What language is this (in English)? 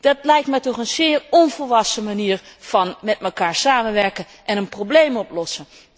Dutch